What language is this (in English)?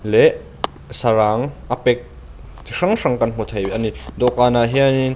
Mizo